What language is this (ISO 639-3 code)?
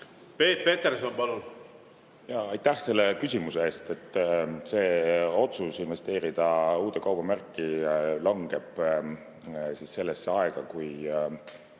est